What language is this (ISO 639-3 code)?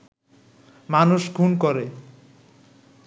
ben